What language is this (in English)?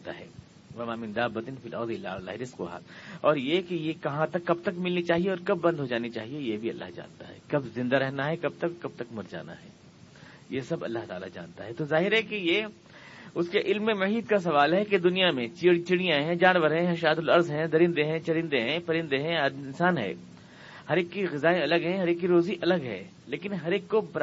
Urdu